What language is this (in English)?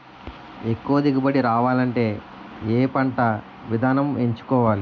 Telugu